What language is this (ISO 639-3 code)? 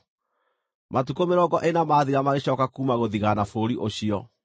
kik